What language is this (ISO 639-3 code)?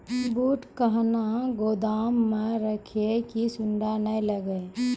mai